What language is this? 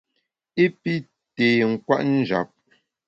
Bamun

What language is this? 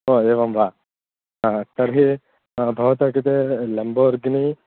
Sanskrit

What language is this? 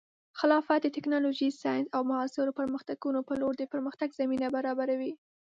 Pashto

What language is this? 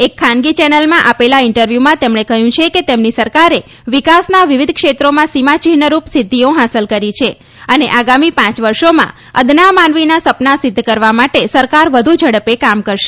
Gujarati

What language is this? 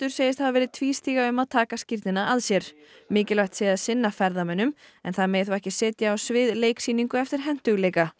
Icelandic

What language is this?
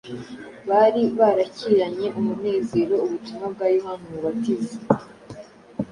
Kinyarwanda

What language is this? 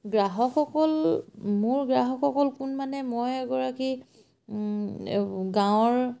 Assamese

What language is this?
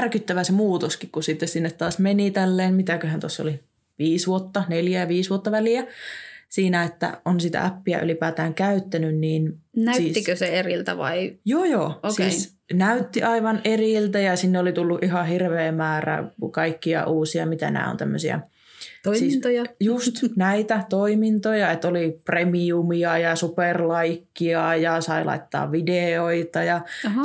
Finnish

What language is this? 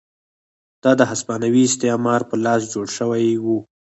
Pashto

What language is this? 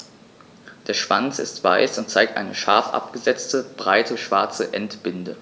German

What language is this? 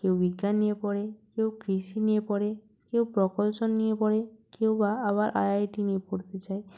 Bangla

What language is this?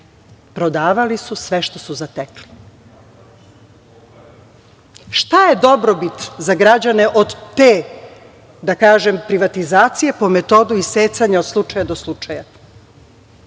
Serbian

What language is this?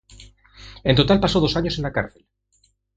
Spanish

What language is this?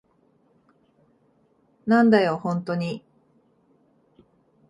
Japanese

